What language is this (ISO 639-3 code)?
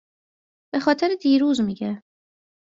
fas